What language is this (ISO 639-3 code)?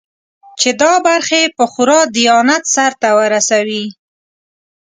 pus